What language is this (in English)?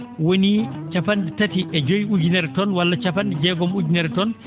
Fula